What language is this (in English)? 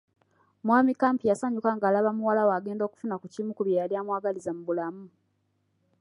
Ganda